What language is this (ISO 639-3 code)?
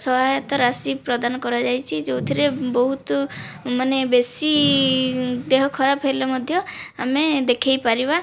ori